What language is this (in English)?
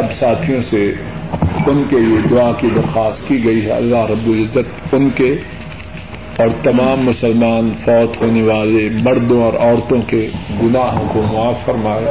Urdu